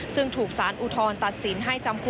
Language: Thai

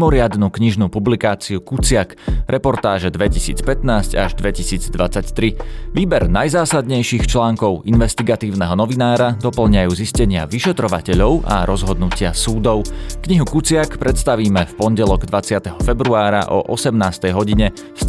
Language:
Slovak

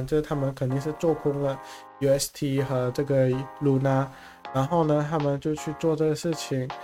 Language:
Chinese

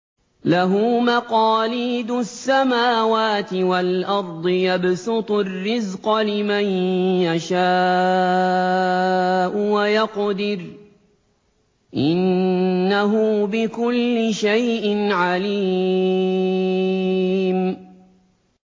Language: Arabic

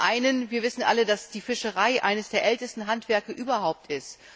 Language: German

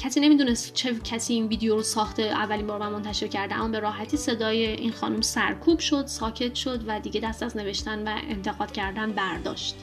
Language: Persian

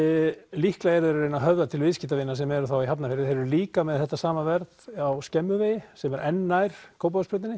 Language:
Icelandic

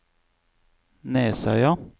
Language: Norwegian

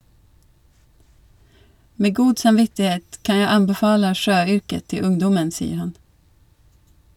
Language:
Norwegian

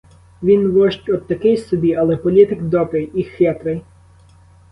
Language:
Ukrainian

